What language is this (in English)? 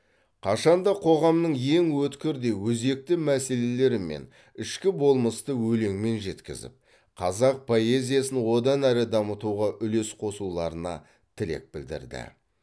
Kazakh